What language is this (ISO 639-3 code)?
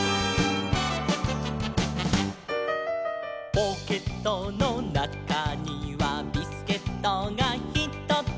jpn